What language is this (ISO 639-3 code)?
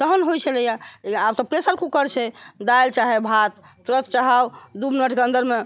mai